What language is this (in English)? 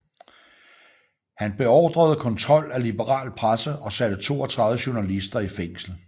Danish